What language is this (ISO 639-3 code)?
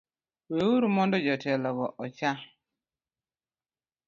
luo